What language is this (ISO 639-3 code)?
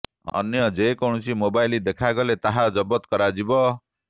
ori